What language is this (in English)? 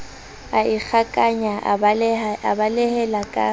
Southern Sotho